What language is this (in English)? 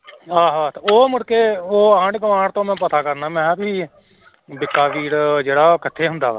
Punjabi